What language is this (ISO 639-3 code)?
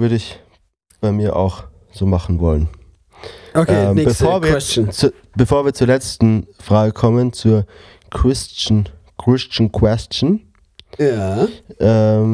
deu